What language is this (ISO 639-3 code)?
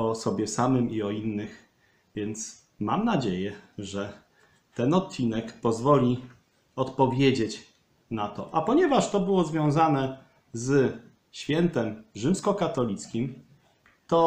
pol